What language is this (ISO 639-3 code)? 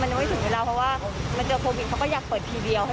tha